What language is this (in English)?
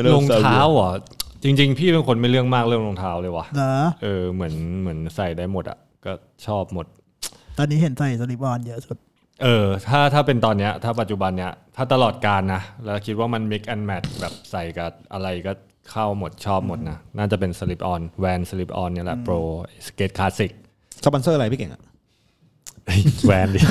Thai